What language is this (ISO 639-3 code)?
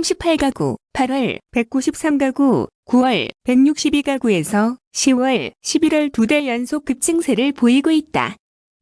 kor